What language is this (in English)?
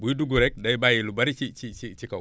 Wolof